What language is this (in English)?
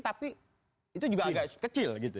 Indonesian